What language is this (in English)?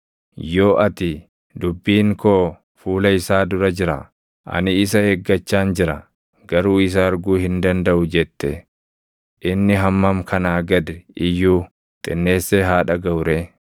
Oromo